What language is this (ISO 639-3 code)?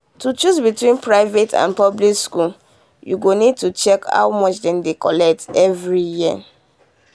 pcm